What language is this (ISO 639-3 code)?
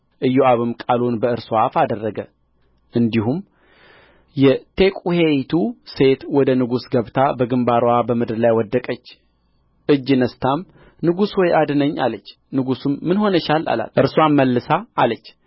amh